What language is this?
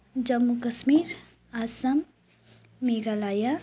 Nepali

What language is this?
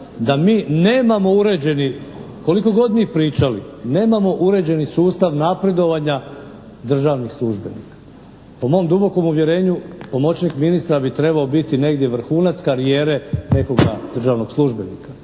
Croatian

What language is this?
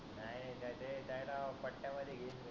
Marathi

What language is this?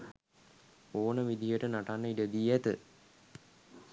Sinhala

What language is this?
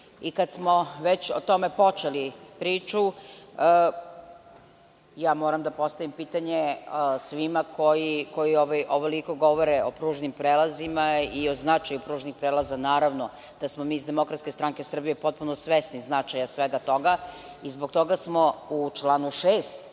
Serbian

